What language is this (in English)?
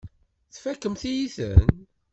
Kabyle